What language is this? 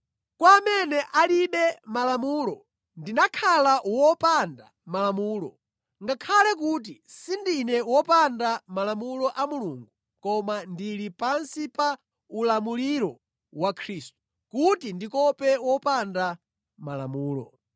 Nyanja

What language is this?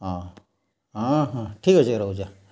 Odia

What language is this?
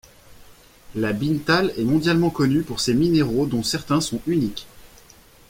French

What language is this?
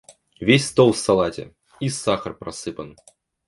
Russian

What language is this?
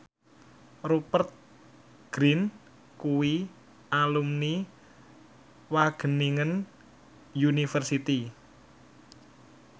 Javanese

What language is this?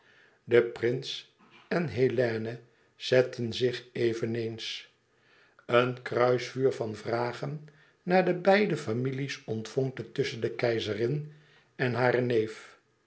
Dutch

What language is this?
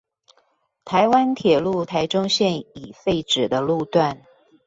Chinese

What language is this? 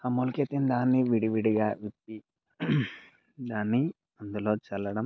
Telugu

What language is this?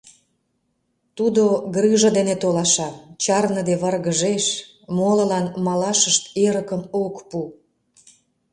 Mari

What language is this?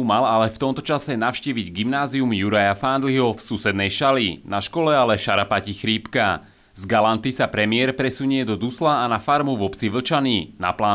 Slovak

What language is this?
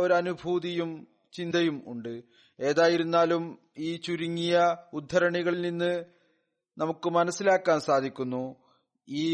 Malayalam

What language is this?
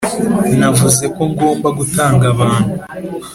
Kinyarwanda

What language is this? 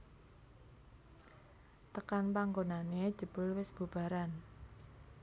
Javanese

